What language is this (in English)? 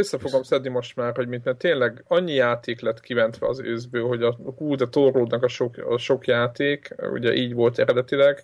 Hungarian